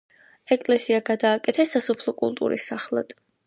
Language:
Georgian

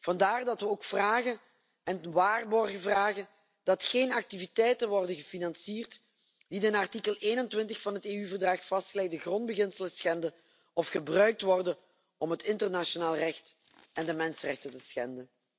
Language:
Dutch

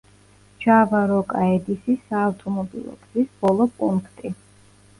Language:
Georgian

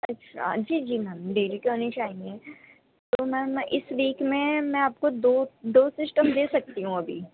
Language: Urdu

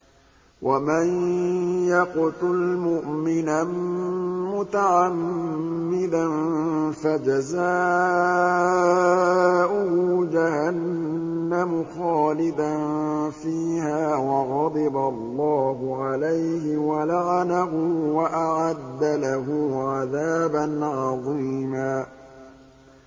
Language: Arabic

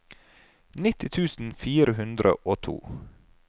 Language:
Norwegian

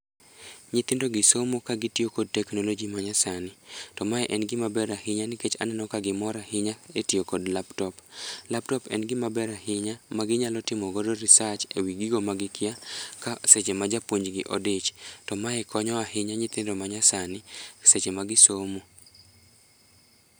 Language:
Luo (Kenya and Tanzania)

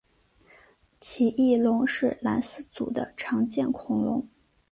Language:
Chinese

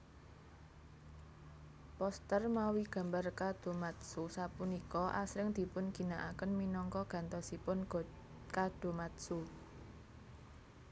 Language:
Javanese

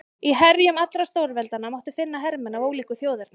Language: Icelandic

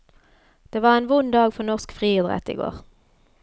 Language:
Norwegian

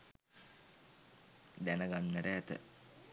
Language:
Sinhala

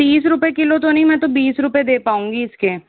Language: Hindi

